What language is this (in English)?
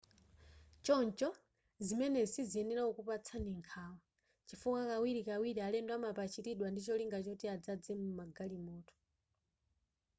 Nyanja